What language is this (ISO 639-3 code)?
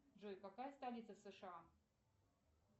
rus